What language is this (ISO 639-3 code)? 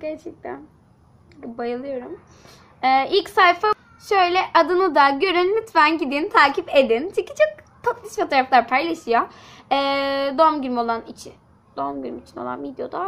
tur